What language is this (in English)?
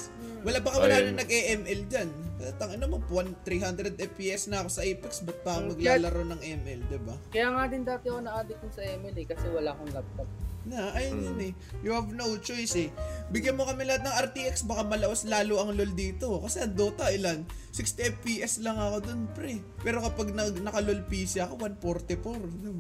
Filipino